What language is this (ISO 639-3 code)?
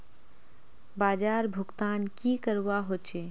mag